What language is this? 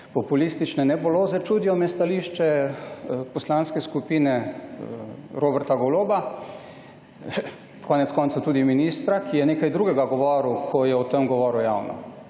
Slovenian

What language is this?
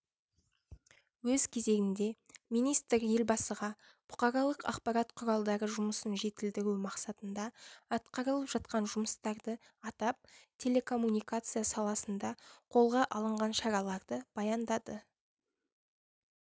Kazakh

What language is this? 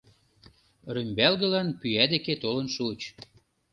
Mari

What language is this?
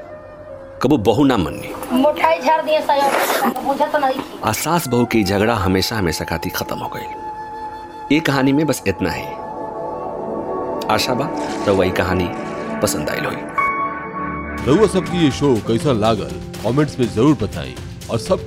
Hindi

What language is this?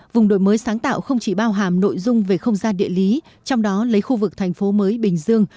Vietnamese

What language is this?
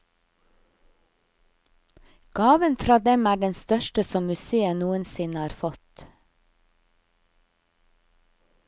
Norwegian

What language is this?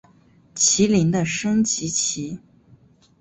Chinese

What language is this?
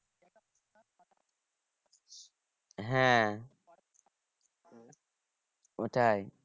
Bangla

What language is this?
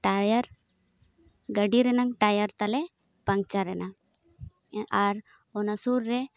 Santali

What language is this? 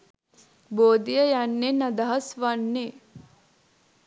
Sinhala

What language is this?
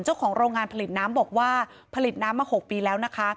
Thai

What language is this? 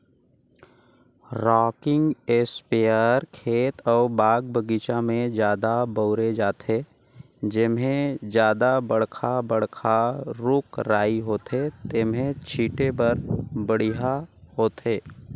Chhattisgarhi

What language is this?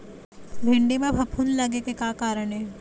Chhattisgarhi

